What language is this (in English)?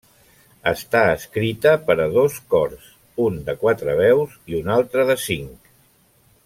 Catalan